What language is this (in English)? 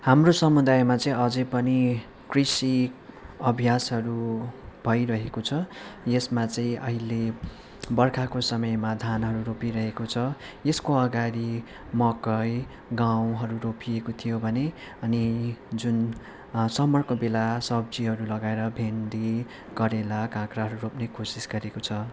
Nepali